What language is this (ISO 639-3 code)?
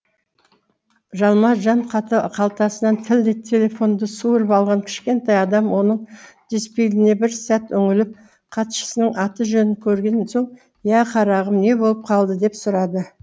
kaz